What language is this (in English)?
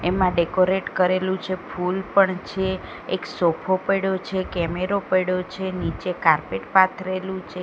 Gujarati